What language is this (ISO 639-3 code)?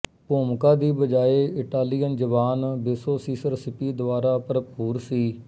pan